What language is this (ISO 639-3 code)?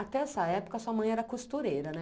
por